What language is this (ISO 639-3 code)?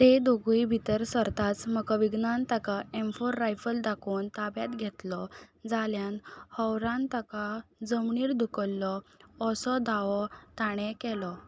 kok